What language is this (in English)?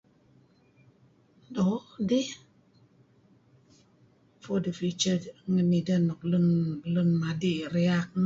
Kelabit